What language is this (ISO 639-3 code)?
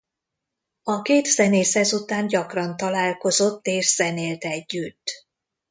hun